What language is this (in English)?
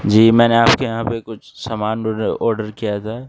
Urdu